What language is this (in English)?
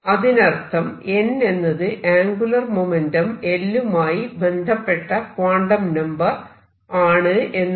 Malayalam